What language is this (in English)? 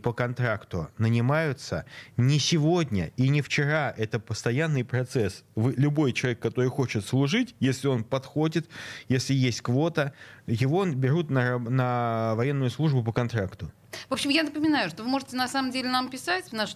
Russian